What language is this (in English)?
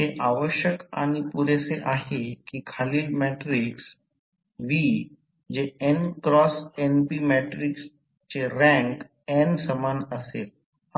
Marathi